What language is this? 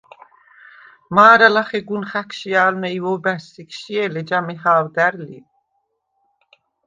Svan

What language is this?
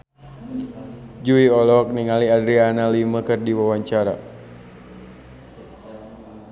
Sundanese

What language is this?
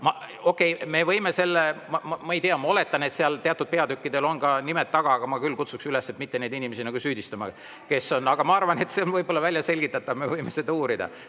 Estonian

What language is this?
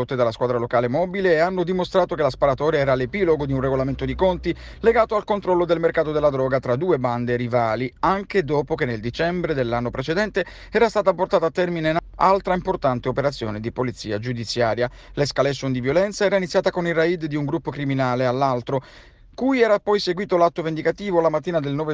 Italian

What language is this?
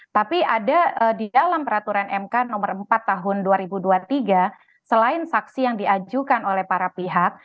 Indonesian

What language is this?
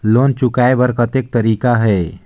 Chhattisgarhi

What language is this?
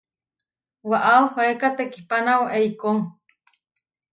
Huarijio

